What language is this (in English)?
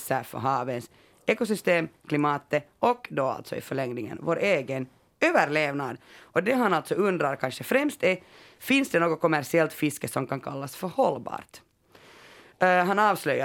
Swedish